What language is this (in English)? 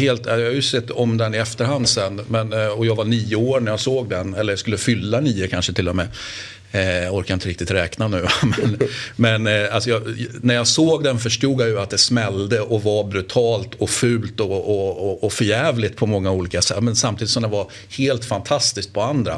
Swedish